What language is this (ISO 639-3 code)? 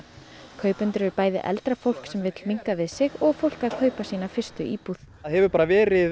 isl